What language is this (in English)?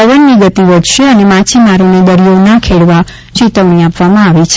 Gujarati